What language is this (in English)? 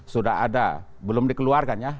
Indonesian